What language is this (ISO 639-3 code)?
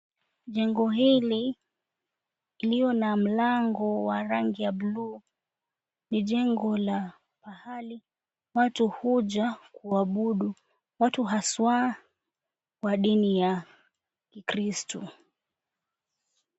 swa